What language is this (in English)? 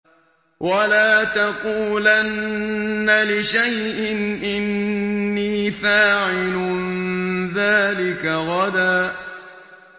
Arabic